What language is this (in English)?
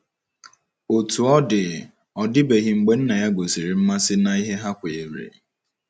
Igbo